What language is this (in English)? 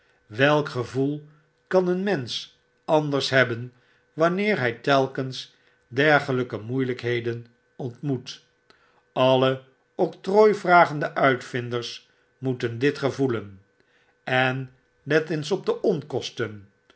Dutch